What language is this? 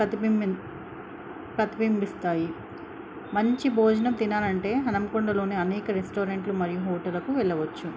Telugu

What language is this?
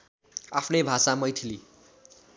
Nepali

